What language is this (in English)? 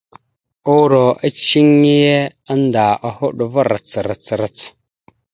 Mada (Cameroon)